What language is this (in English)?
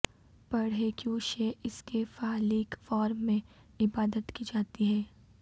Urdu